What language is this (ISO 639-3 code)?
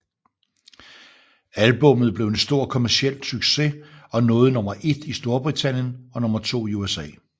dan